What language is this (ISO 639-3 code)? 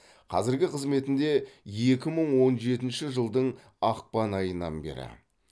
kaz